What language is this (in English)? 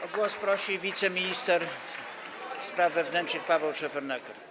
Polish